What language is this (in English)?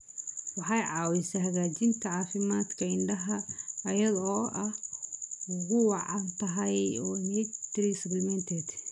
Somali